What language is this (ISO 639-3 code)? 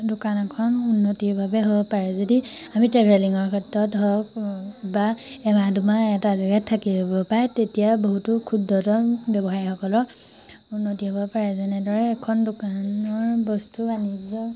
asm